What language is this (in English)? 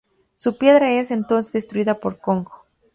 Spanish